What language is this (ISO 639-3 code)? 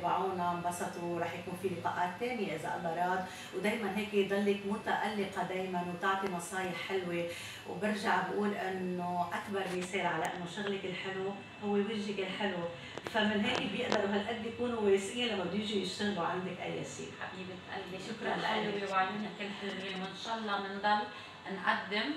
ara